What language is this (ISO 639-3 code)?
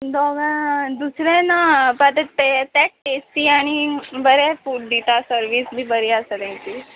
kok